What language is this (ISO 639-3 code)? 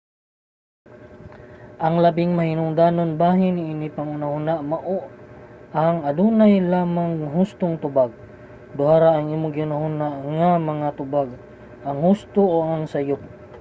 ceb